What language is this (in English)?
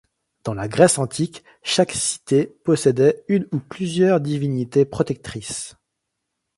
French